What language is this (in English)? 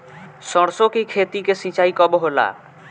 Bhojpuri